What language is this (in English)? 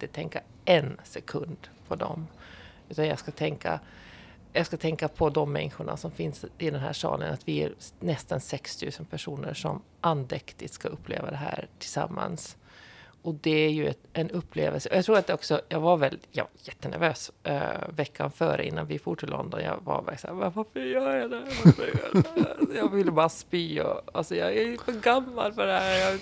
Swedish